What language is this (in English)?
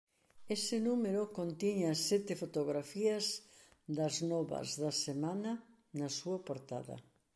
Galician